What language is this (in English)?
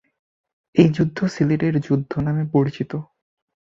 Bangla